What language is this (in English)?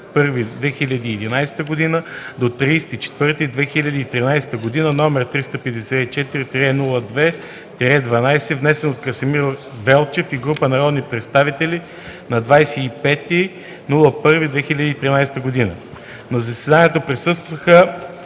Bulgarian